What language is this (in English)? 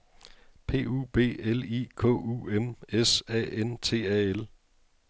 Danish